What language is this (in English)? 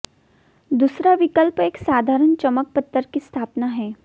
Hindi